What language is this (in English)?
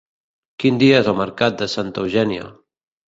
Catalan